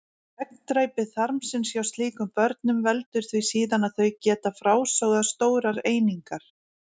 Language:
Icelandic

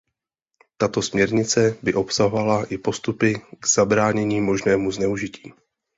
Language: Czech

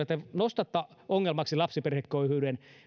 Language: Finnish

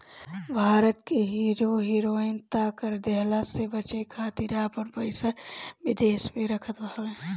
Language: Bhojpuri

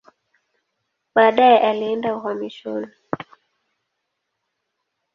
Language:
Swahili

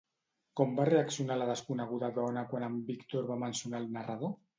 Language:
Catalan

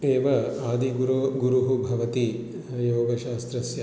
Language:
Sanskrit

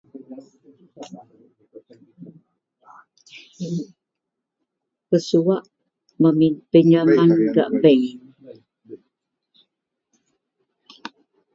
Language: Central Melanau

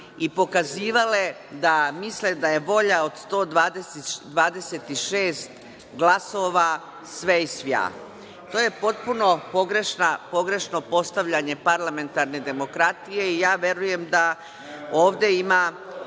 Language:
Serbian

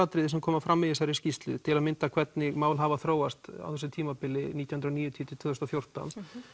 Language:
Icelandic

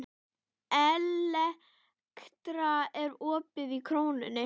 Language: Icelandic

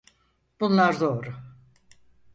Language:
Turkish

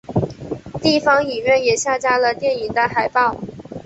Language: Chinese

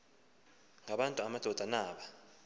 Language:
Xhosa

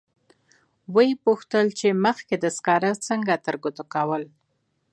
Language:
Pashto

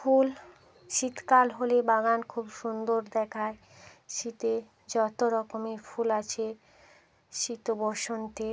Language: Bangla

